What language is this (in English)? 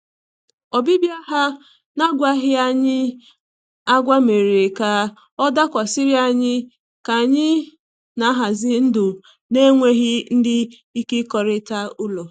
Igbo